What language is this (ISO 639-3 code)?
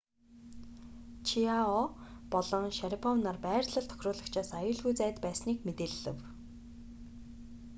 mon